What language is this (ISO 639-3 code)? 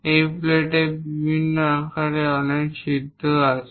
ben